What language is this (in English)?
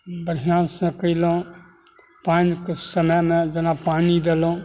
Maithili